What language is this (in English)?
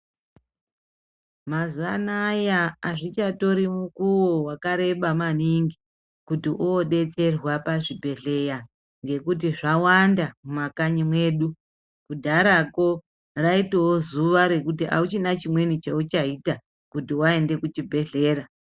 Ndau